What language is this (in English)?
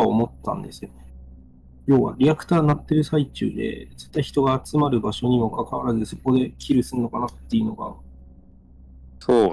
Japanese